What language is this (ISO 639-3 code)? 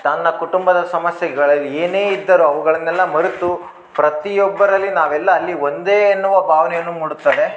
kan